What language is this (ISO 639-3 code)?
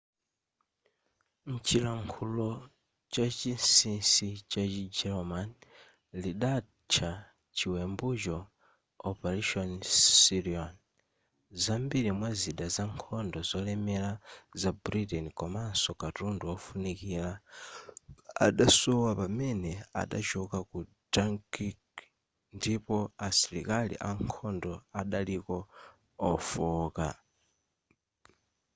nya